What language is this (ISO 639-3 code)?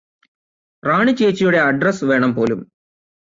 mal